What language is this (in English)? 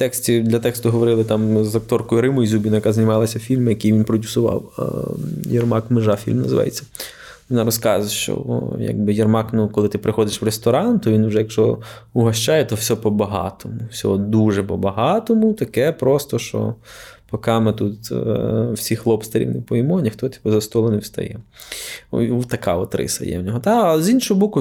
Ukrainian